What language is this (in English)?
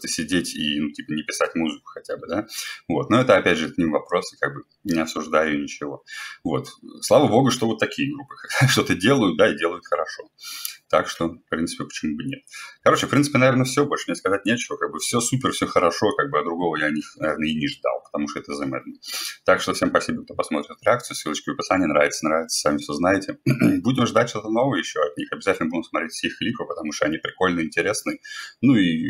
Russian